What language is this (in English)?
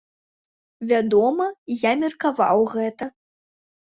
Belarusian